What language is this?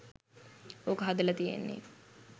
Sinhala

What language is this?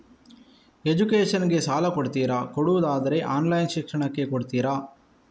Kannada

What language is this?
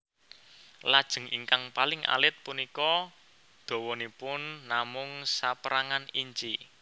Javanese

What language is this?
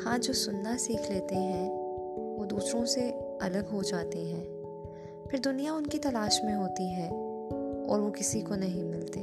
Urdu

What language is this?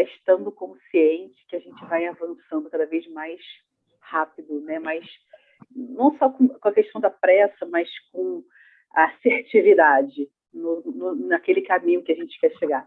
Portuguese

